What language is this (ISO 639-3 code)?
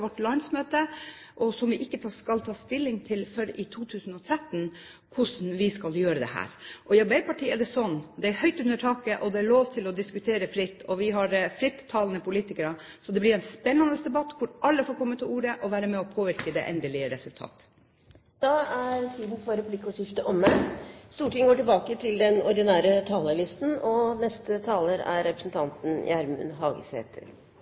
nor